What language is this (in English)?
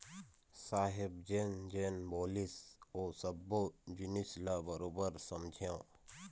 Chhattisgarhi